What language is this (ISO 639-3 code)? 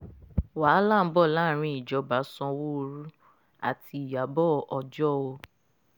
yor